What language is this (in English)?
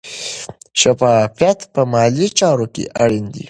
Pashto